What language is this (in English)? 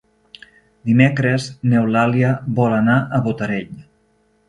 Catalan